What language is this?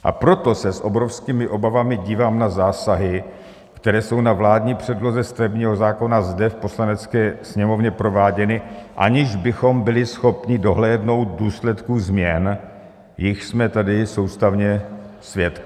Czech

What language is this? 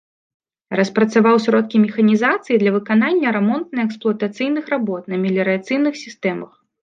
Belarusian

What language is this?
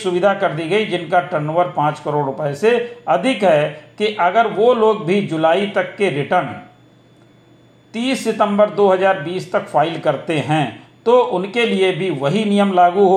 Hindi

